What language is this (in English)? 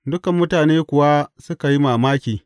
Hausa